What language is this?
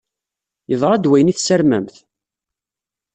Kabyle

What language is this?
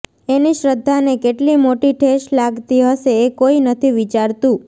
Gujarati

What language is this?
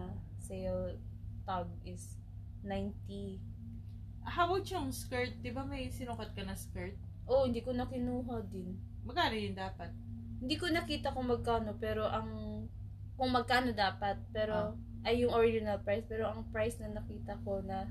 Filipino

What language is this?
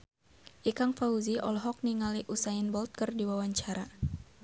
Sundanese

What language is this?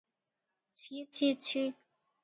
Odia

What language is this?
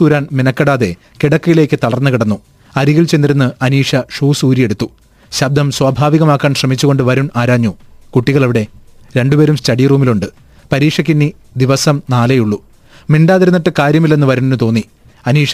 Malayalam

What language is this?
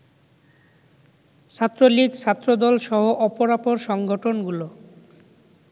Bangla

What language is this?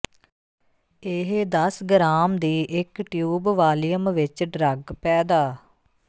Punjabi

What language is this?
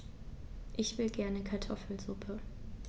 German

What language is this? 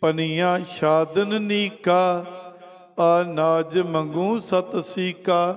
Hindi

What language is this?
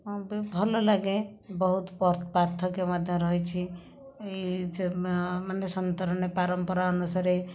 Odia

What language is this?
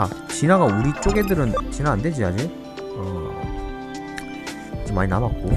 Korean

